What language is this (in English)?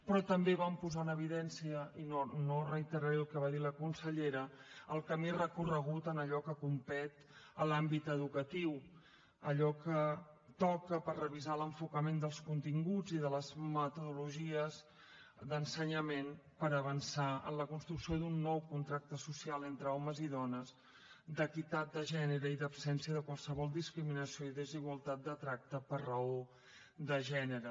Catalan